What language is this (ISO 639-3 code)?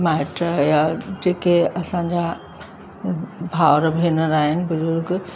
snd